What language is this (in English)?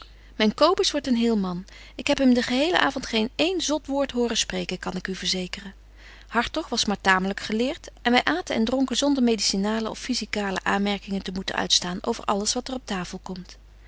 Dutch